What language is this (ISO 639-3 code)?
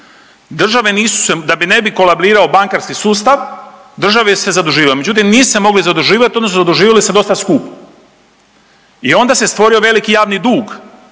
hrv